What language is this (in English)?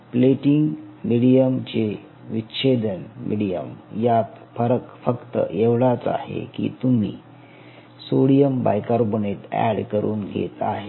Marathi